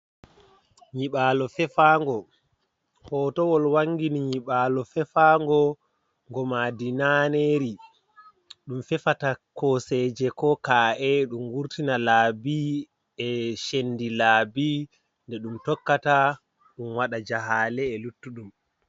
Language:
Fula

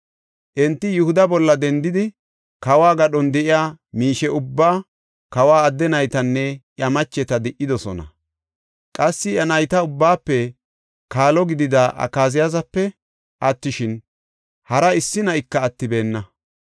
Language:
Gofa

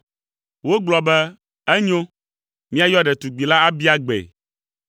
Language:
Ewe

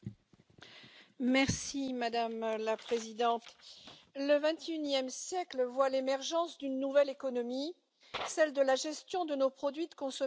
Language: French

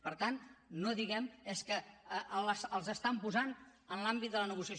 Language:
Catalan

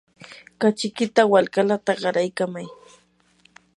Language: Yanahuanca Pasco Quechua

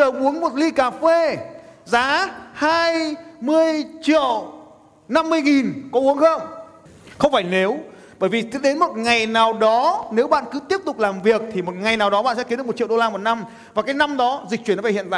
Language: Vietnamese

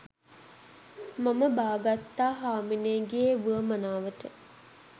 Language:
Sinhala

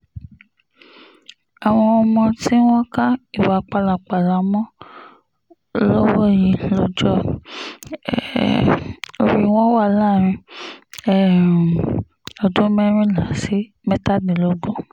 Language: Yoruba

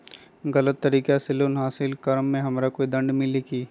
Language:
Magahi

